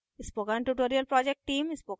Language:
Hindi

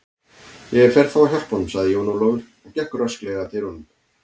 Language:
Icelandic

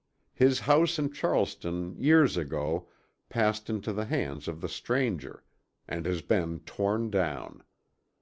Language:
English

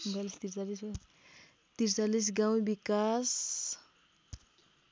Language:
Nepali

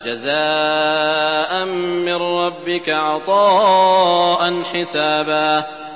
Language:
Arabic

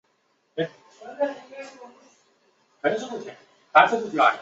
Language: Chinese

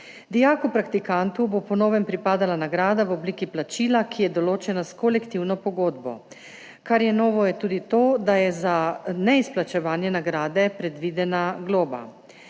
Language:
Slovenian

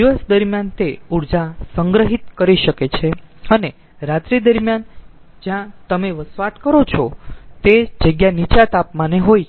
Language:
Gujarati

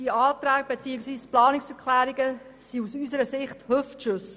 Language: Swiss German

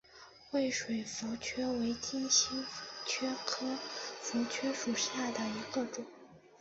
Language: Chinese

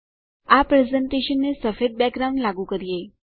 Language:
Gujarati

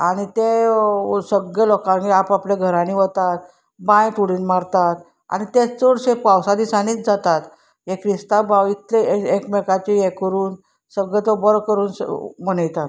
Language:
Konkani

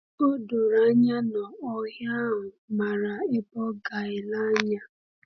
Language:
Igbo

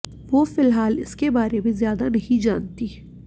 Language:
Hindi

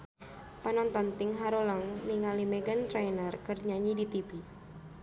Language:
Sundanese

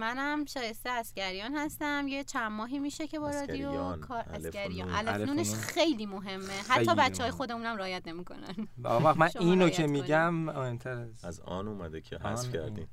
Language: Persian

